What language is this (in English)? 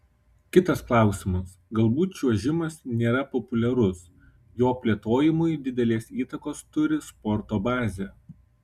Lithuanian